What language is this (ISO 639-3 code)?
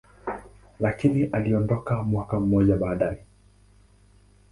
swa